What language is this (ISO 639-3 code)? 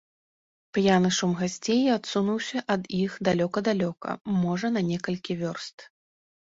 bel